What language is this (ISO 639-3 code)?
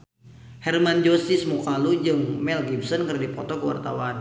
sun